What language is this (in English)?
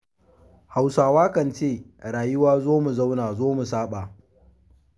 Hausa